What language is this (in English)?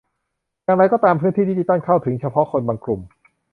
Thai